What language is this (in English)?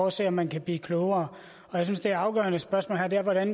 Danish